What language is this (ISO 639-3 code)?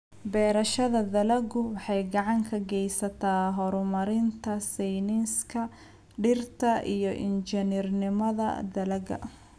som